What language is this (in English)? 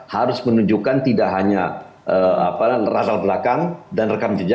Indonesian